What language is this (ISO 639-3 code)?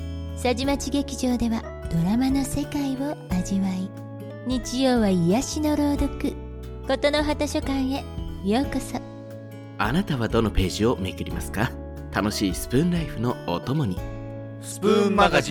jpn